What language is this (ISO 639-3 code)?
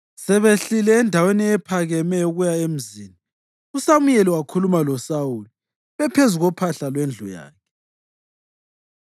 nde